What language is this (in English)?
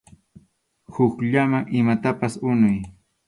Arequipa-La Unión Quechua